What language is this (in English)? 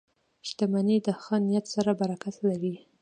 Pashto